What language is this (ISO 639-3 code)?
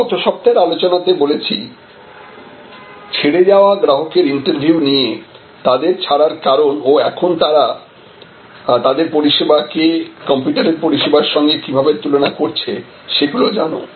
ben